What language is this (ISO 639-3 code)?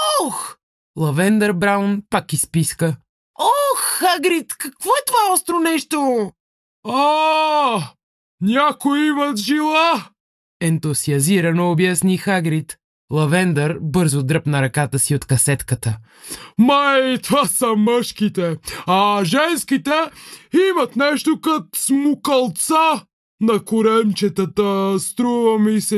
bul